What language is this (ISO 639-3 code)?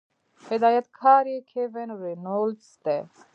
pus